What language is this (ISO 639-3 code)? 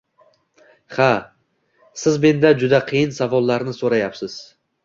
uzb